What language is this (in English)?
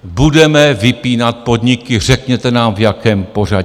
Czech